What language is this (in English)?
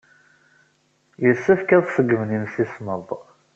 Kabyle